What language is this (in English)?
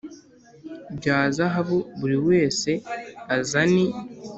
Kinyarwanda